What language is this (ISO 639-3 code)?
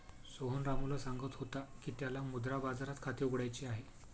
mar